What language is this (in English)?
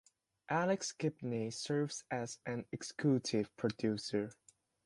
English